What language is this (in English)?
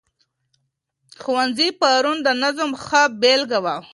Pashto